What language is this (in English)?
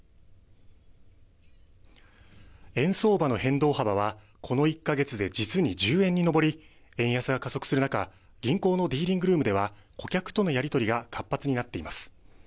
Japanese